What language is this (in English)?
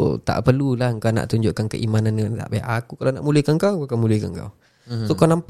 Malay